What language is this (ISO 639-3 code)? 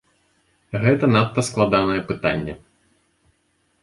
bel